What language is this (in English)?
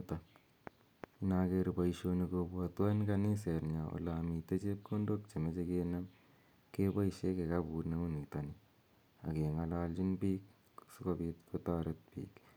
Kalenjin